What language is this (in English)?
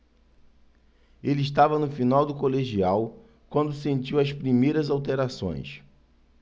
Portuguese